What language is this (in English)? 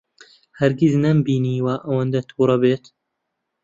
Central Kurdish